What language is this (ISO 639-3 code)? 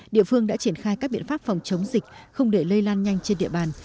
vie